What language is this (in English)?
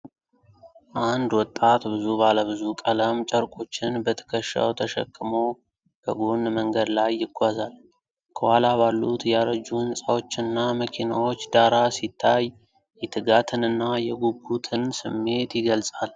Amharic